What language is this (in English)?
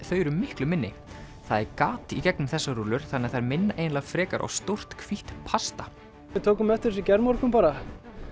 Icelandic